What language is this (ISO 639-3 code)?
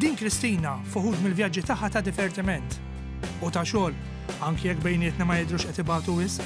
ara